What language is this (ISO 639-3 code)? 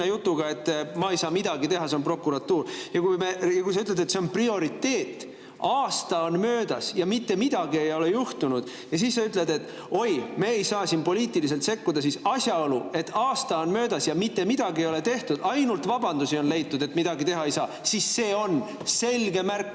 est